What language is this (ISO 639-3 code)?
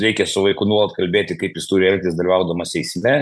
lit